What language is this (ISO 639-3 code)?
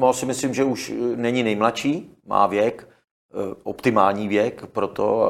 ces